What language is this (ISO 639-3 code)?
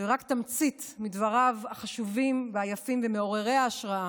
heb